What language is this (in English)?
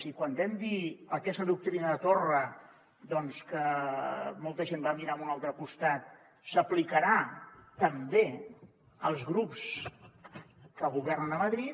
Catalan